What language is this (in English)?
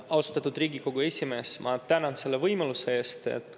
Estonian